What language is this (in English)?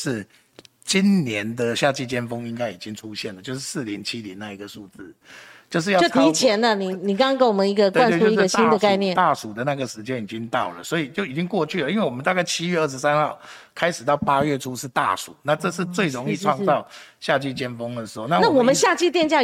Chinese